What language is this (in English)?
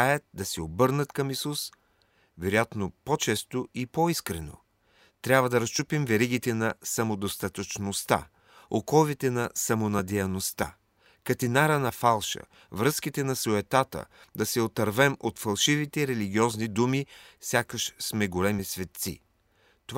Bulgarian